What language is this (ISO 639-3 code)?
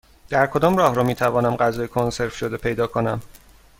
fas